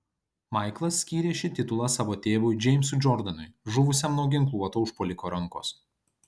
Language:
Lithuanian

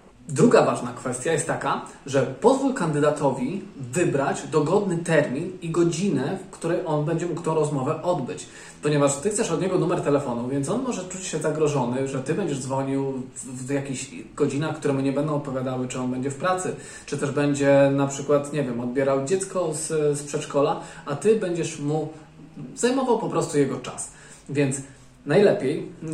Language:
Polish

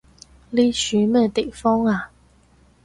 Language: Cantonese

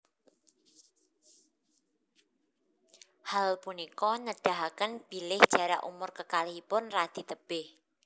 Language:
Javanese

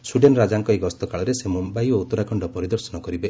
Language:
Odia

